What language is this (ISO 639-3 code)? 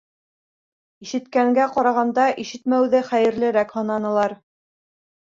bak